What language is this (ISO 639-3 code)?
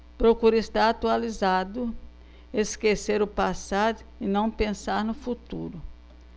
por